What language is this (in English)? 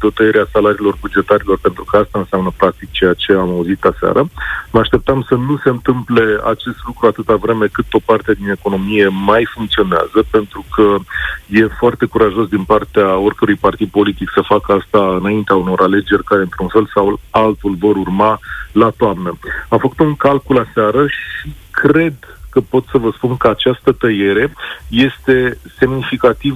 Romanian